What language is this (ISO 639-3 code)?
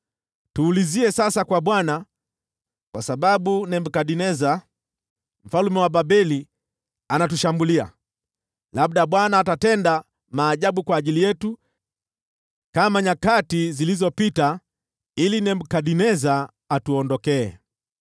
swa